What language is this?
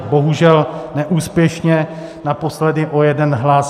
Czech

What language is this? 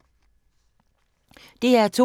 Danish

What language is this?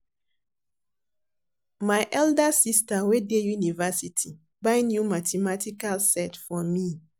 Nigerian Pidgin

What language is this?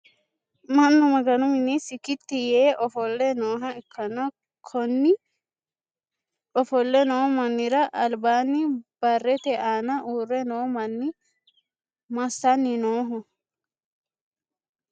Sidamo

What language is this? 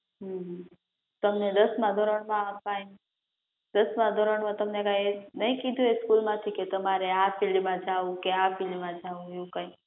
Gujarati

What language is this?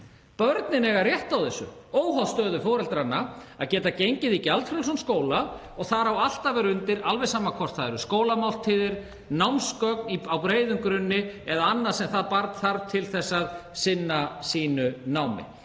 Icelandic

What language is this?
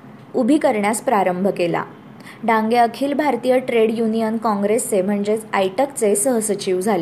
Marathi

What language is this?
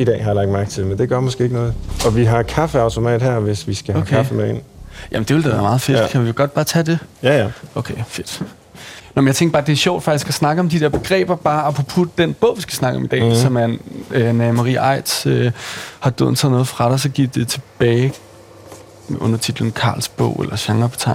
Danish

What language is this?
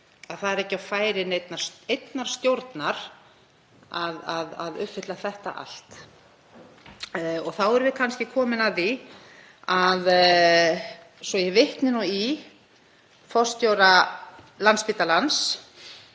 Icelandic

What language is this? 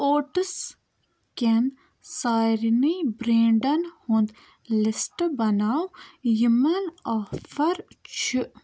Kashmiri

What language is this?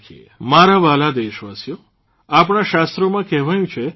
Gujarati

